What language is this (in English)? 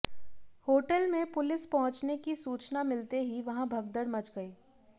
Hindi